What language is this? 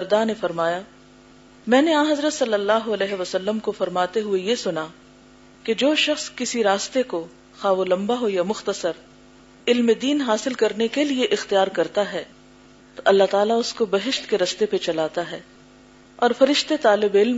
Urdu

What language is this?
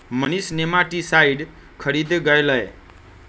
Magahi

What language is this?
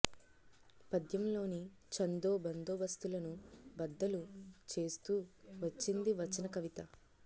Telugu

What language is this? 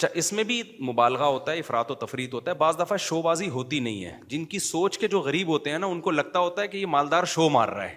Urdu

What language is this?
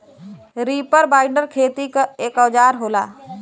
Bhojpuri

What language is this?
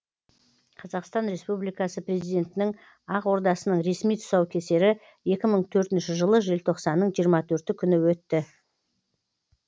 Kazakh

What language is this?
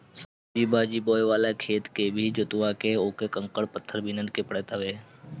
Bhojpuri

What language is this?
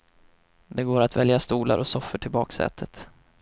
Swedish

